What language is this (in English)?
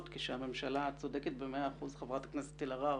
Hebrew